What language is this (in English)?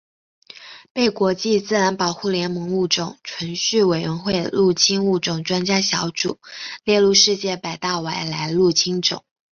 Chinese